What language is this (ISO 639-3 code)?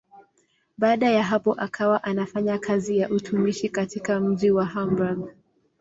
swa